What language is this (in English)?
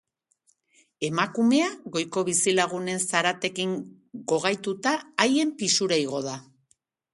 Basque